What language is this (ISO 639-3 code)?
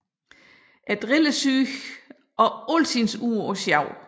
dan